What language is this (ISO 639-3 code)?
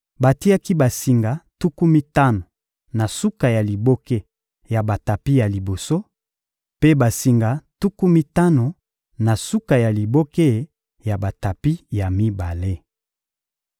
lin